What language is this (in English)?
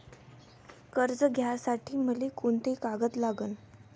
Marathi